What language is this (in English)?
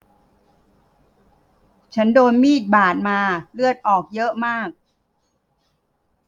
Thai